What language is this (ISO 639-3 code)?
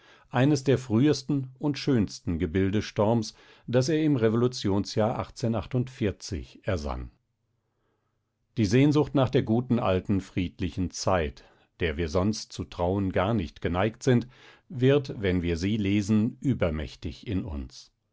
deu